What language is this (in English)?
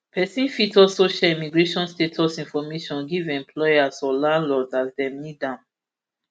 Nigerian Pidgin